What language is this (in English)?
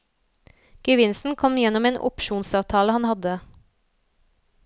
Norwegian